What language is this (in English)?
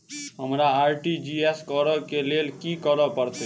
Maithili